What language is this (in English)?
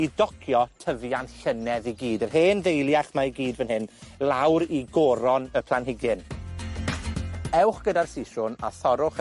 Welsh